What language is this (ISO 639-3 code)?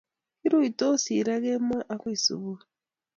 kln